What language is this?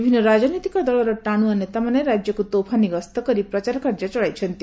Odia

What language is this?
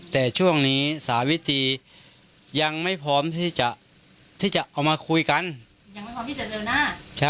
Thai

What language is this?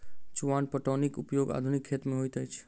Maithili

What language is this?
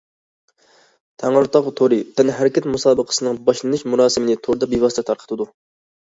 Uyghur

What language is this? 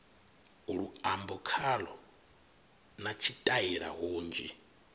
Venda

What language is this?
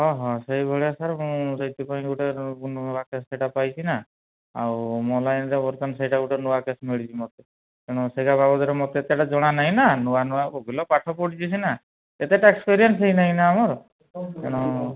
Odia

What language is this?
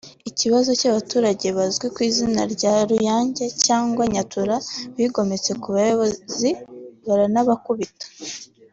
Kinyarwanda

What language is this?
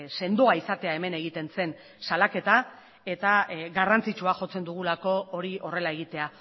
Basque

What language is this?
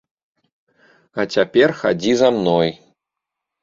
Belarusian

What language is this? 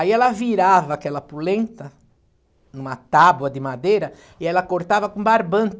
Portuguese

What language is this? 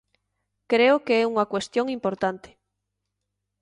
Galician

